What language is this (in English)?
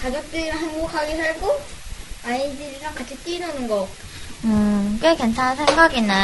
Korean